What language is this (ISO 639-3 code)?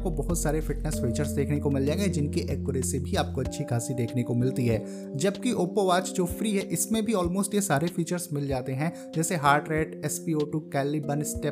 hin